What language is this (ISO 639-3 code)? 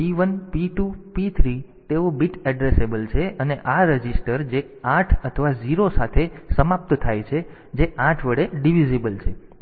guj